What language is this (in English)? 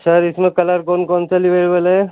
Urdu